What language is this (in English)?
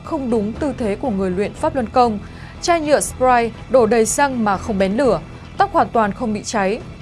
Vietnamese